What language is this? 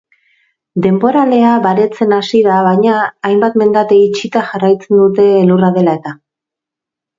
Basque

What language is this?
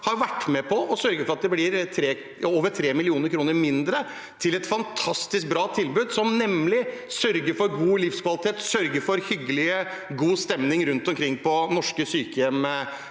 Norwegian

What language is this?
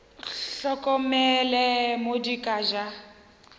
Northern Sotho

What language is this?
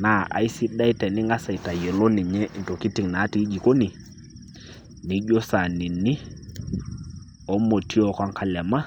Masai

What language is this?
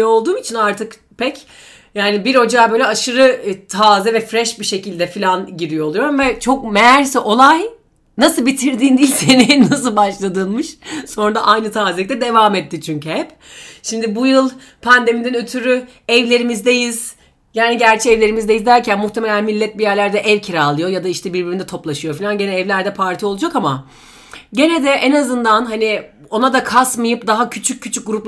Turkish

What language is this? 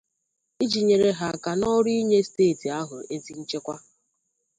Igbo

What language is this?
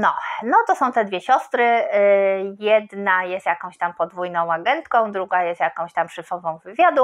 Polish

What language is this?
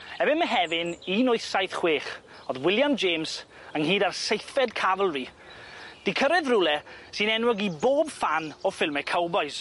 Welsh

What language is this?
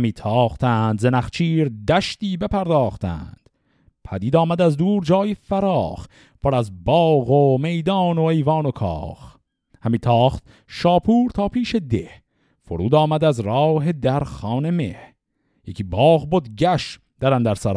Persian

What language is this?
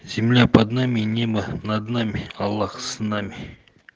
Russian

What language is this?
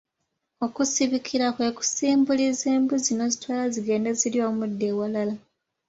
Ganda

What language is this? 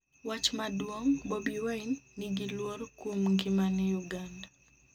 Luo (Kenya and Tanzania)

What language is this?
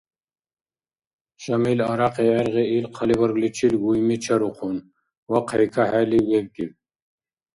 Dargwa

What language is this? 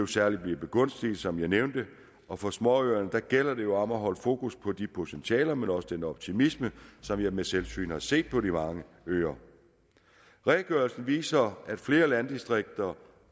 Danish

